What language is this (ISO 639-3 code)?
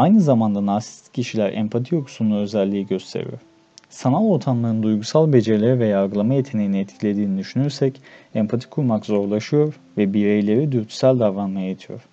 tur